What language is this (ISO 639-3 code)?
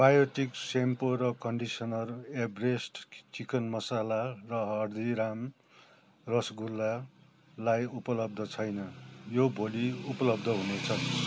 nep